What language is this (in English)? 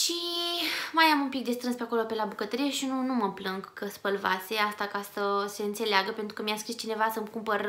Romanian